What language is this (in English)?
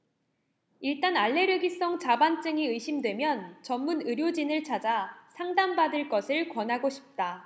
Korean